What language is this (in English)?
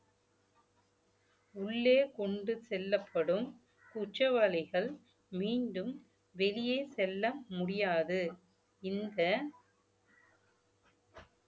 Tamil